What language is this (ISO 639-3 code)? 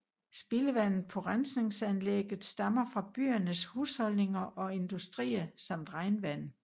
dan